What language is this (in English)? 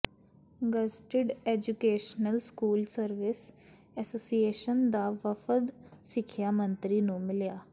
Punjabi